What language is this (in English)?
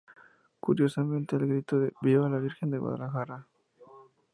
Spanish